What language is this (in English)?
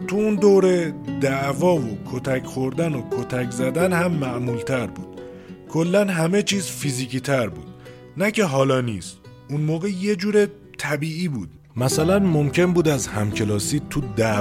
Persian